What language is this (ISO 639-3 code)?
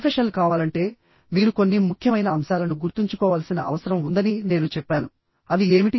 tel